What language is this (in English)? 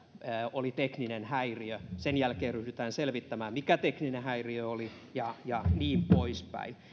Finnish